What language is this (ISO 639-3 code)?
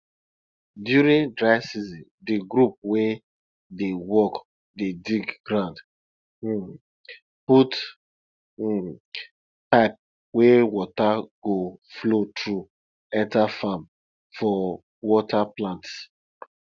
pcm